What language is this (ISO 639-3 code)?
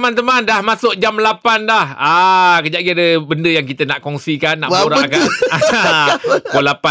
msa